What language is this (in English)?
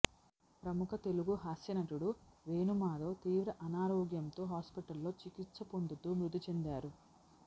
Telugu